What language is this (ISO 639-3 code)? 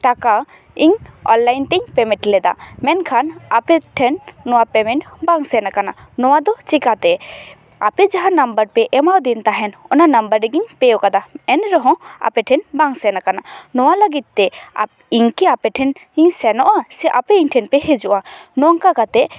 sat